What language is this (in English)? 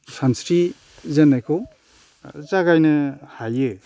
Bodo